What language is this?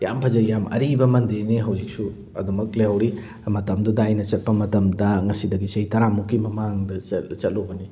Manipuri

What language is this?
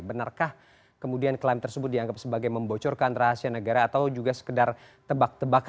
Indonesian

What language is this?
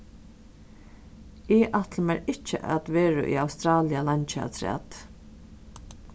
Faroese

